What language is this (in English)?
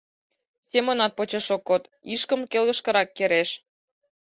Mari